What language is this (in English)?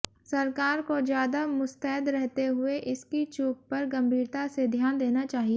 Hindi